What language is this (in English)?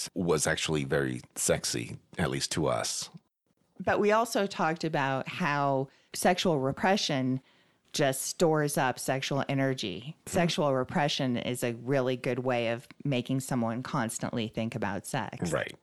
English